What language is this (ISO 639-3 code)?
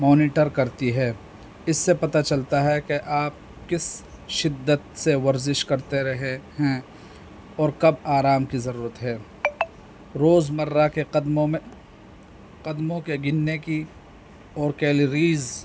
urd